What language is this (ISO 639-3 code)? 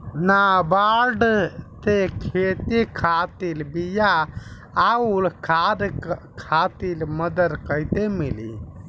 bho